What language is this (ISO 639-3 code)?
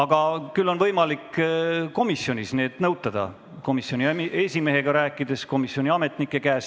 est